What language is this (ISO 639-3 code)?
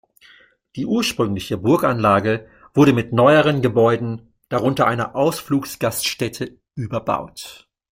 deu